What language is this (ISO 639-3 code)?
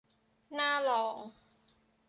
tha